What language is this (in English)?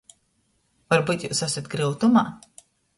Latgalian